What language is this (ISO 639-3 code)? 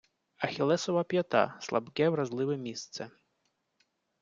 ukr